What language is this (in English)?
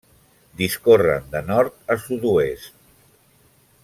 Catalan